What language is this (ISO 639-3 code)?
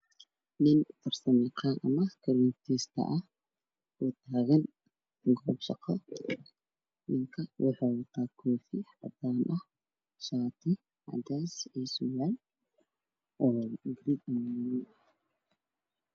som